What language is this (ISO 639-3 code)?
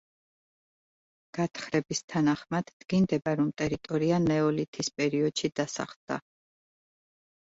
kat